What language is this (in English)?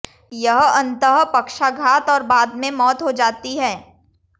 Hindi